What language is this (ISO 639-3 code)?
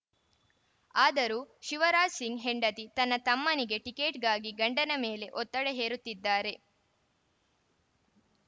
kan